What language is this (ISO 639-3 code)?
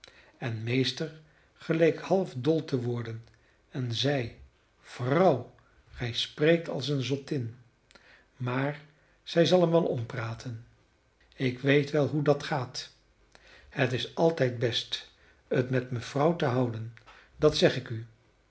nld